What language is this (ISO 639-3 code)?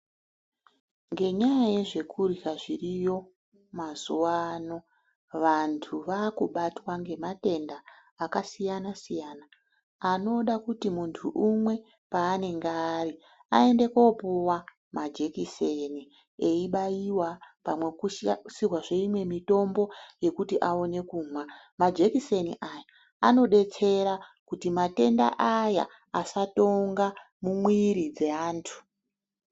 ndc